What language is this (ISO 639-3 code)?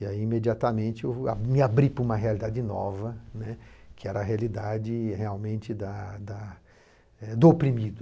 por